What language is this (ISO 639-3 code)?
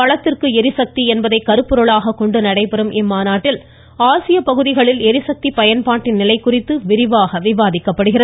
tam